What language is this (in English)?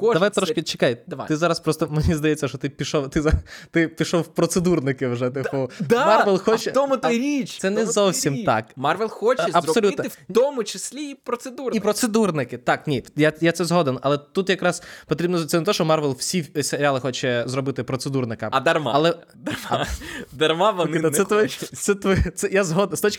Ukrainian